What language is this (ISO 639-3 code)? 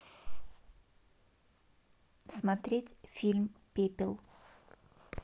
rus